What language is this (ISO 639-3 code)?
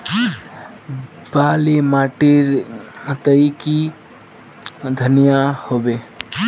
mag